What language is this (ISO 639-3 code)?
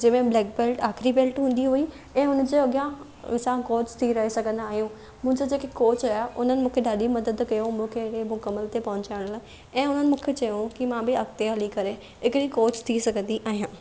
snd